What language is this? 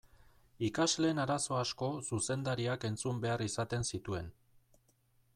Basque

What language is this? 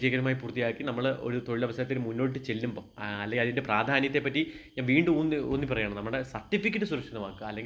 Malayalam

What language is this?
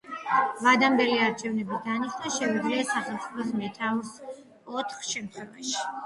Georgian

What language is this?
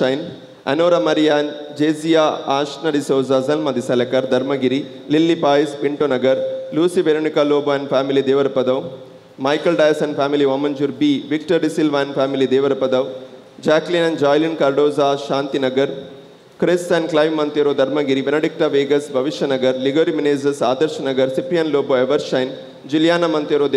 Marathi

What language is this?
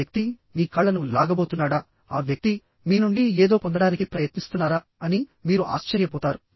Telugu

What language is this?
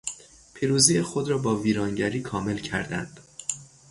Persian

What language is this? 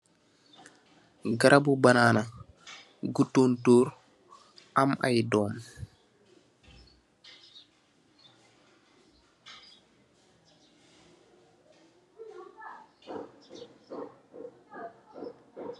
Wolof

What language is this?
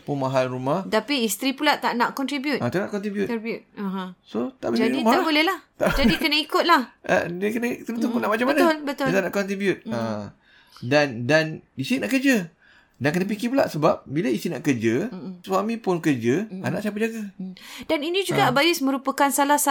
Malay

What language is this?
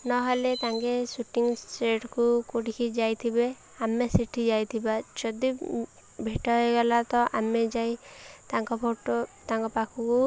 Odia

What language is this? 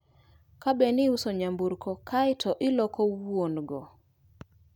Luo (Kenya and Tanzania)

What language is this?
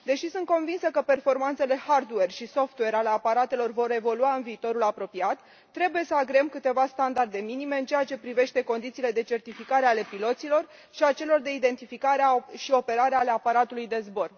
Romanian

